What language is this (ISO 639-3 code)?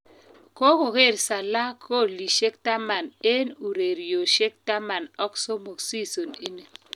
kln